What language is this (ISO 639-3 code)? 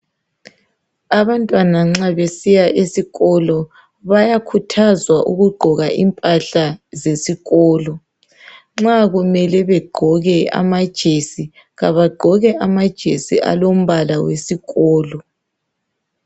nde